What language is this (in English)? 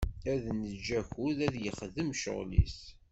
Kabyle